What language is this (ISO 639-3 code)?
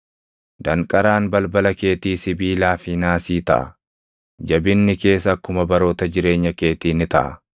orm